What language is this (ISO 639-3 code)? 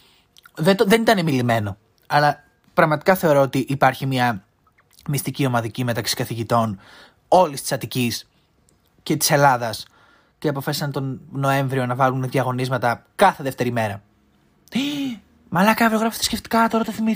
ell